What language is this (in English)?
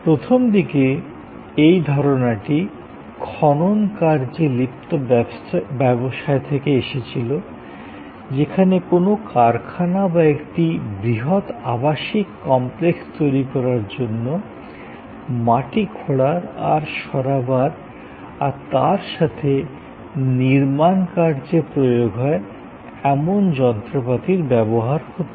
Bangla